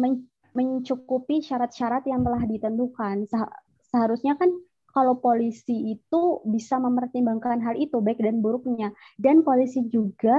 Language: Indonesian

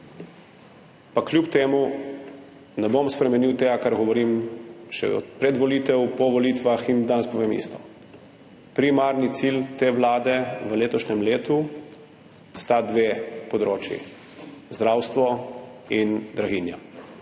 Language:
Slovenian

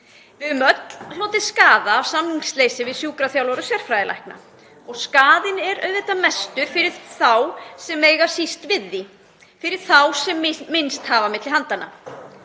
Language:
Icelandic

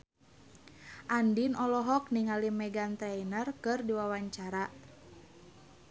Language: Sundanese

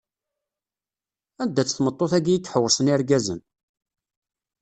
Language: Kabyle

